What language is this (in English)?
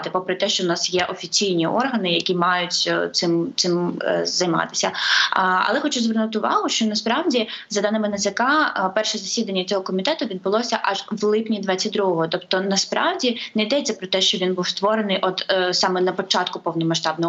Ukrainian